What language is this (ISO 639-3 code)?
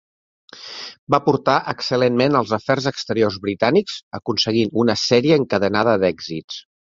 cat